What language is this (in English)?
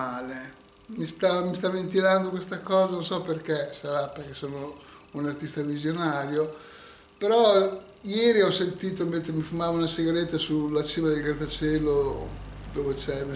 Italian